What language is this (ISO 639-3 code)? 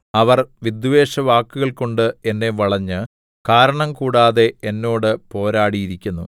mal